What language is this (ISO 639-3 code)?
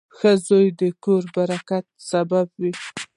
pus